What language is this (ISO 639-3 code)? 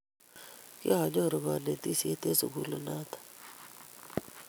kln